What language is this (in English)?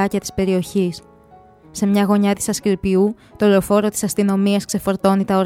Greek